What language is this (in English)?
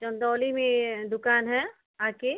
Hindi